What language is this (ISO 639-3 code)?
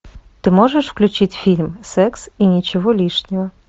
rus